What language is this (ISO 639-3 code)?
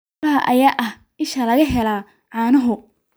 som